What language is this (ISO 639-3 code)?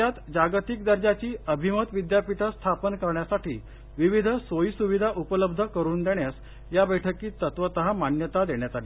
mar